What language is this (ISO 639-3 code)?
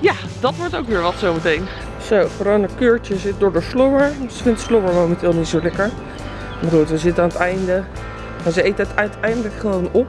nld